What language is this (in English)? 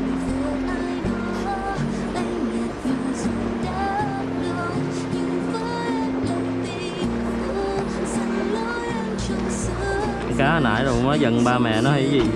Vietnamese